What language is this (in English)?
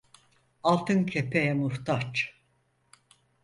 Turkish